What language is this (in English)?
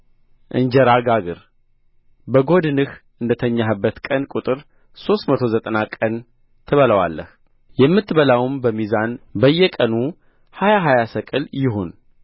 Amharic